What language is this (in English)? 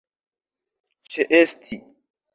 Esperanto